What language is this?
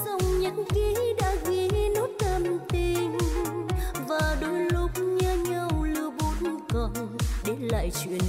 Vietnamese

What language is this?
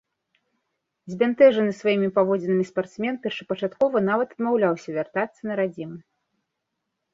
Belarusian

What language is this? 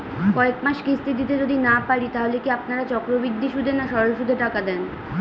Bangla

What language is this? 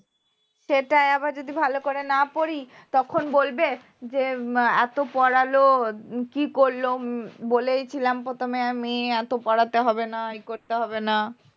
Bangla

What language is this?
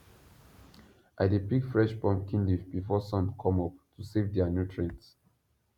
Nigerian Pidgin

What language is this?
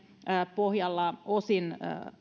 Finnish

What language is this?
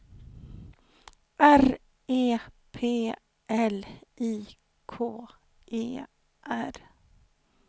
Swedish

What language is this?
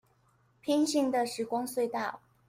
Chinese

